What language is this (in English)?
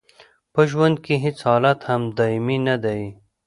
Pashto